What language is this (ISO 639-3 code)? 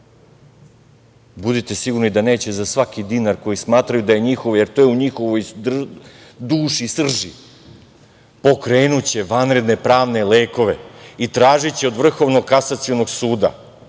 srp